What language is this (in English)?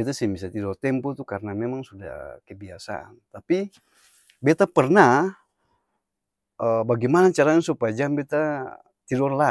Ambonese Malay